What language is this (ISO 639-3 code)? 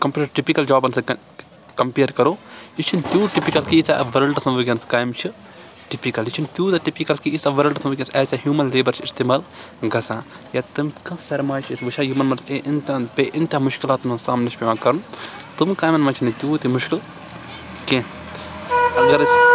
kas